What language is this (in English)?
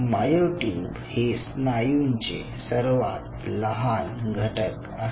Marathi